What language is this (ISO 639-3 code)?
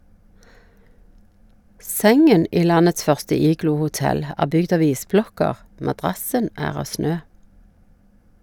nor